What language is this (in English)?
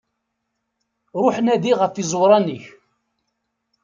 Kabyle